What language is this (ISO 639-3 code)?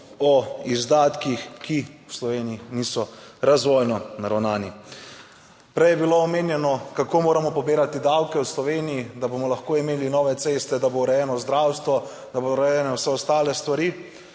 slv